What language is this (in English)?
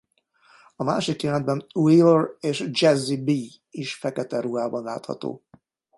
Hungarian